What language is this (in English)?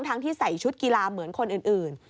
Thai